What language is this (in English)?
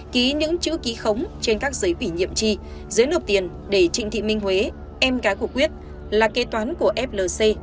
Vietnamese